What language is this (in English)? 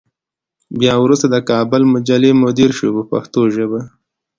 Pashto